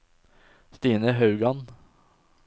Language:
Norwegian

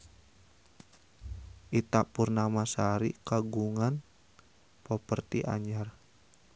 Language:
Sundanese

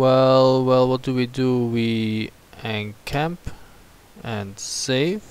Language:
English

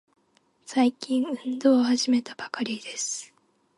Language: Japanese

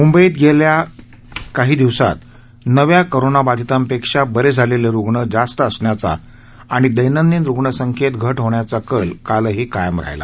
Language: Marathi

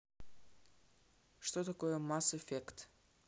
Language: Russian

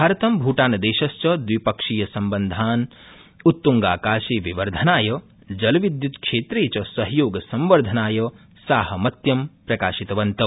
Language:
Sanskrit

